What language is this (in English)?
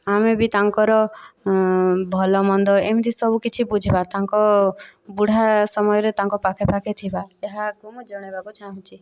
Odia